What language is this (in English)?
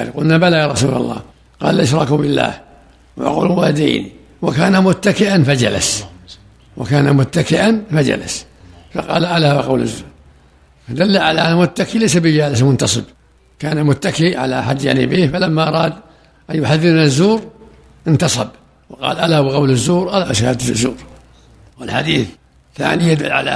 Arabic